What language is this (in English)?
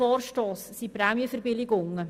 Swiss German